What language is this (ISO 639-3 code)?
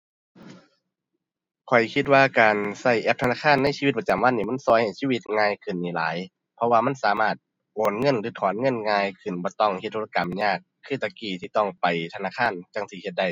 tha